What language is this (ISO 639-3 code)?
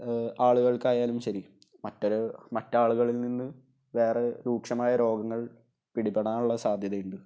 mal